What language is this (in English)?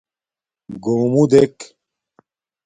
Domaaki